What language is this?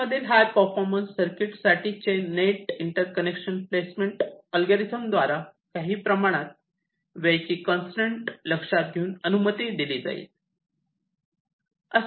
Marathi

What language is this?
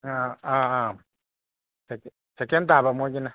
Manipuri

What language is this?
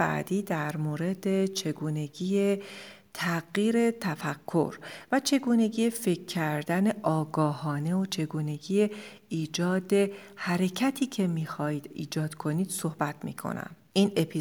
Persian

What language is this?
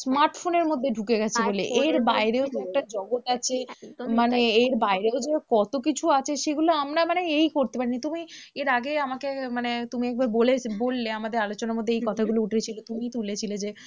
Bangla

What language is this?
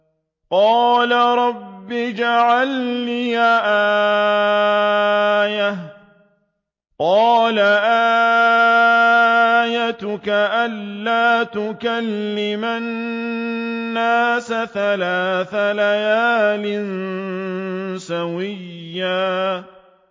Arabic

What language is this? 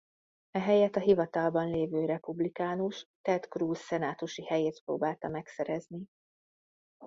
Hungarian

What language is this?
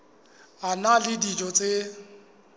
Southern Sotho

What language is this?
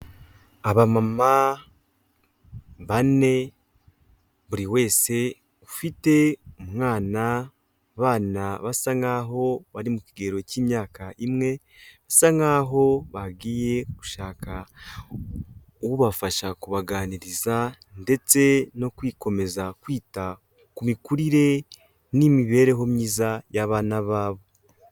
Kinyarwanda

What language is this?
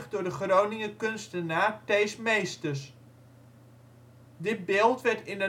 Dutch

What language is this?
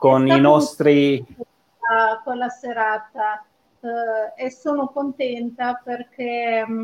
Italian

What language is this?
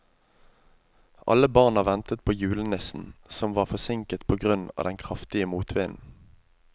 Norwegian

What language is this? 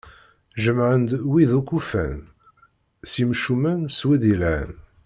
Kabyle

